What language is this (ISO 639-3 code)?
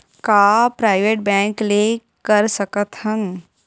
hne